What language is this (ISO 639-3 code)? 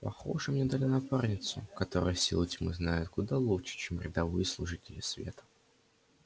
rus